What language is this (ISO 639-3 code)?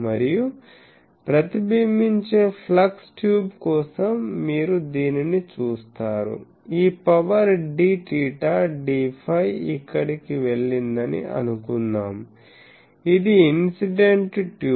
tel